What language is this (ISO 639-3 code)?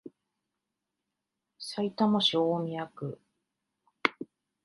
jpn